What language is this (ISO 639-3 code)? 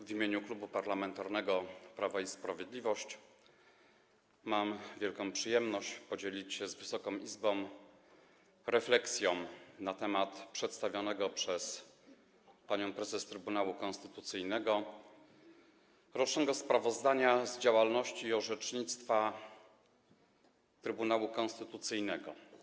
pol